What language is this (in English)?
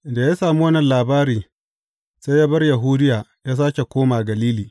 Hausa